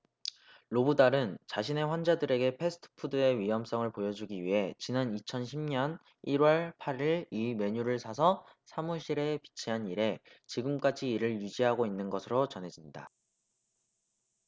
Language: Korean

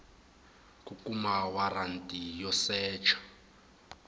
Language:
Tsonga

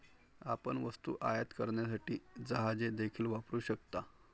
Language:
Marathi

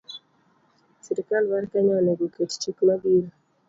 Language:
Luo (Kenya and Tanzania)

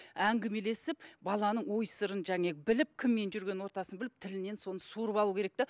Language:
Kazakh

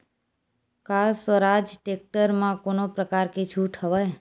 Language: Chhattisgarhi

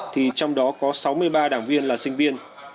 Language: Vietnamese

